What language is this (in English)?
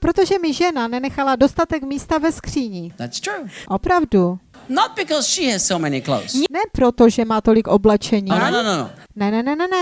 Czech